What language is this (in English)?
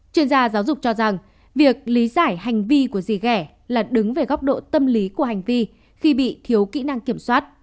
Vietnamese